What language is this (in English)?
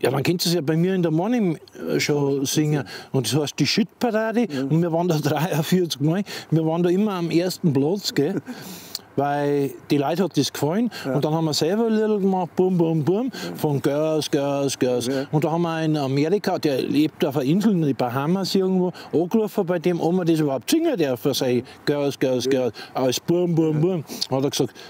German